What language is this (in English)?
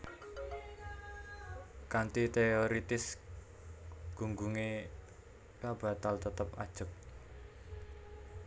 Javanese